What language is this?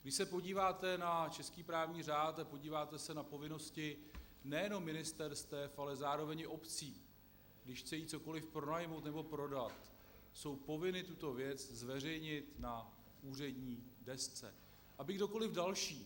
Czech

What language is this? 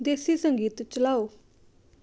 Punjabi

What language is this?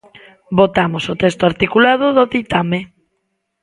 Galician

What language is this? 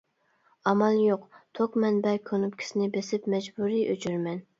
Uyghur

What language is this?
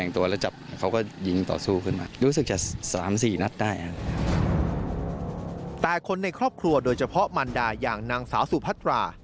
Thai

